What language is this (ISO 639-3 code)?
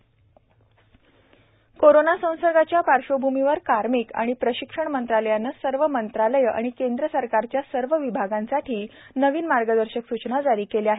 mar